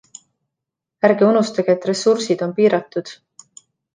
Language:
Estonian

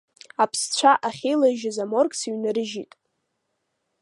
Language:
Abkhazian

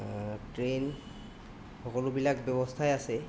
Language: Assamese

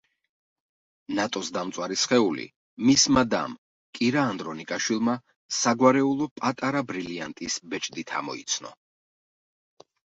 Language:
Georgian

